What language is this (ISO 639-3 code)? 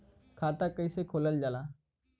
bho